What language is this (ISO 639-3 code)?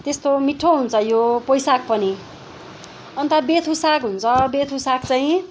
nep